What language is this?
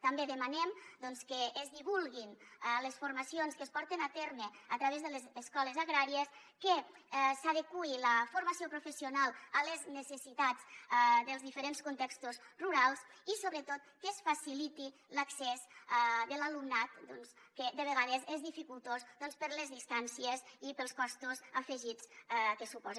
Catalan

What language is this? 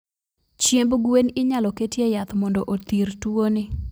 Luo (Kenya and Tanzania)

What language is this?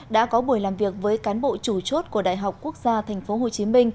Vietnamese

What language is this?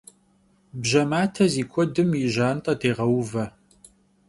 Kabardian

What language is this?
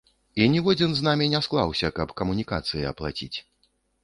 Belarusian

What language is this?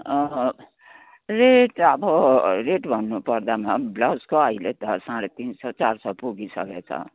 Nepali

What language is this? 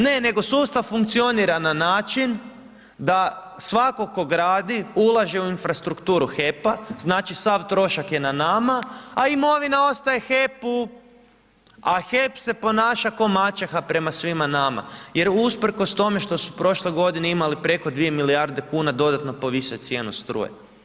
Croatian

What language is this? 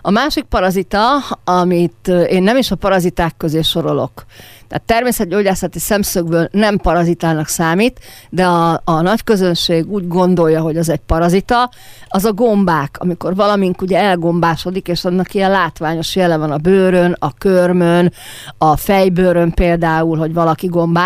Hungarian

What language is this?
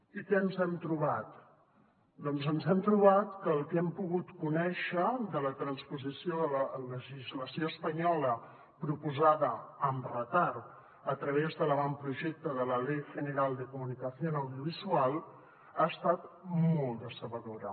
Catalan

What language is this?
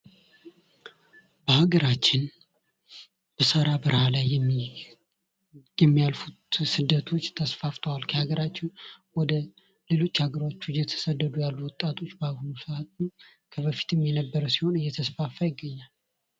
Amharic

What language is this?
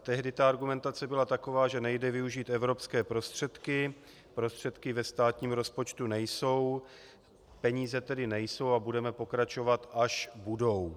Czech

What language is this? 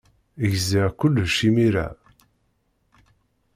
Kabyle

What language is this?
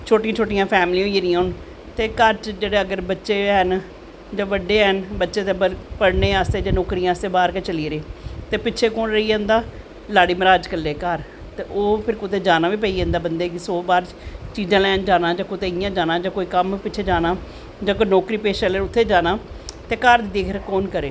Dogri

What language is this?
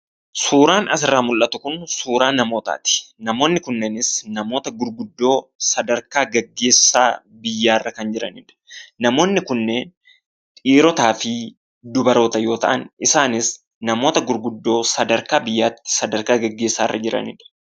Oromo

